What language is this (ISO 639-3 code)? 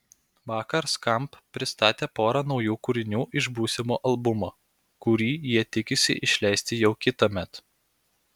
lit